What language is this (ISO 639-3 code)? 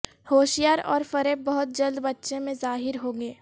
urd